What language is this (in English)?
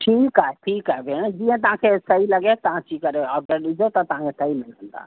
Sindhi